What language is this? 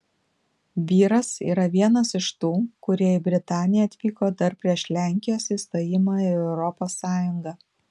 Lithuanian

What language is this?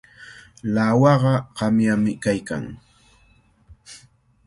Cajatambo North Lima Quechua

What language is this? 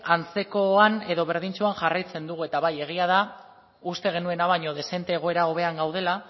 Basque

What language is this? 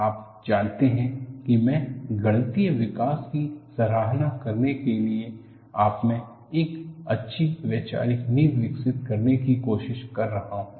Hindi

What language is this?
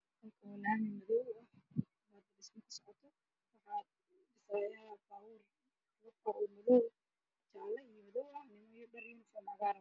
Somali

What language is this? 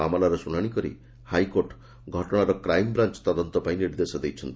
Odia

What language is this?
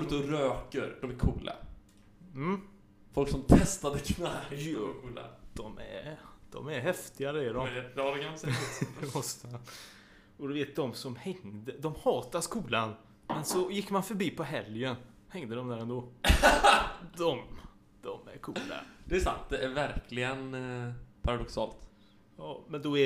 Swedish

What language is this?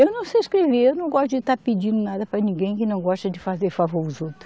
Portuguese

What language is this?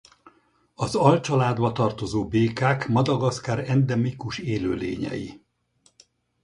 Hungarian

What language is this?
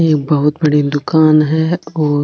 Marwari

